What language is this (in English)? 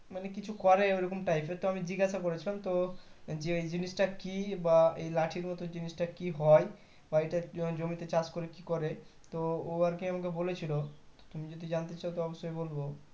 Bangla